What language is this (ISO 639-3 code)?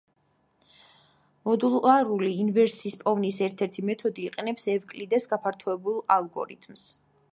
kat